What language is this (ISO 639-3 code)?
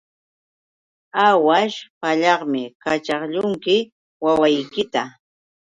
qux